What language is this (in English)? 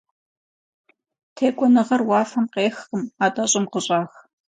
Kabardian